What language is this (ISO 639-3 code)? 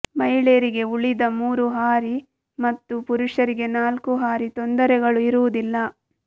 kan